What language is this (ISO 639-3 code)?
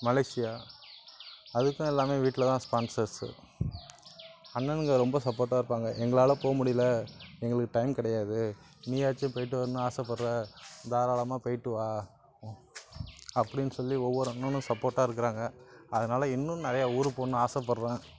tam